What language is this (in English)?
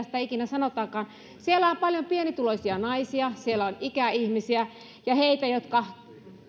Finnish